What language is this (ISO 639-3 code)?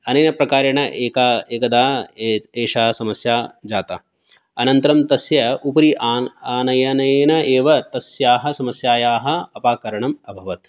san